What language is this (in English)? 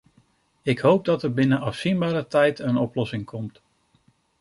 Dutch